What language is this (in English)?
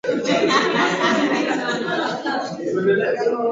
Swahili